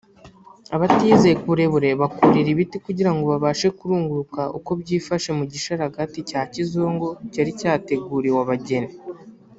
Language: Kinyarwanda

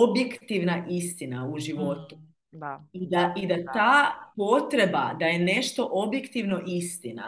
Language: Croatian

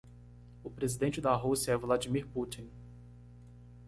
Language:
Portuguese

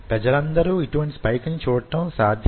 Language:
Telugu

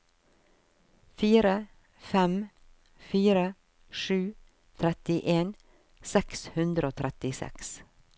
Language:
Norwegian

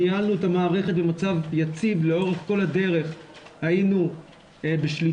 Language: Hebrew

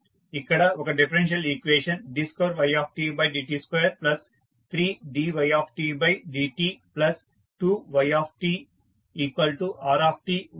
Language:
Telugu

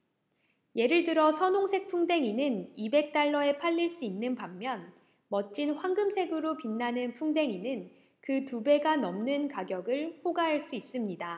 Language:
Korean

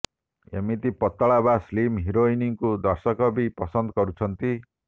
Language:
Odia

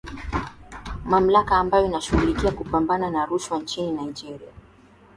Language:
Swahili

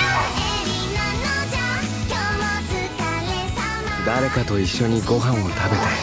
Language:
Japanese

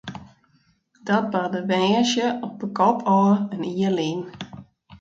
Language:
Western Frisian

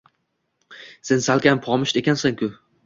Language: Uzbek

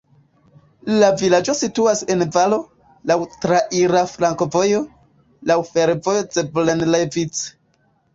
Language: Esperanto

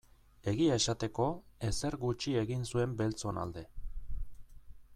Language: Basque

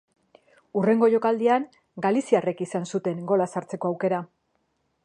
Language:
Basque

